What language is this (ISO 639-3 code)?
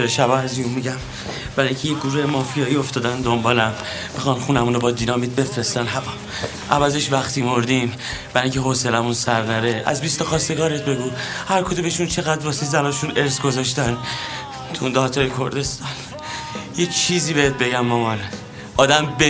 fas